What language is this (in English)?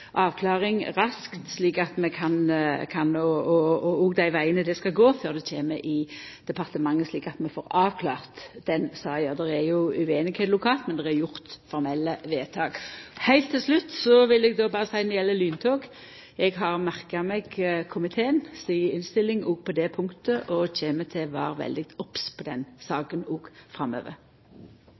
Norwegian Nynorsk